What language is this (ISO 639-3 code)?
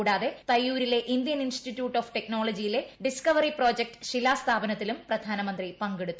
mal